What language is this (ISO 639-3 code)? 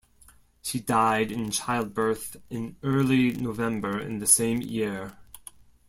eng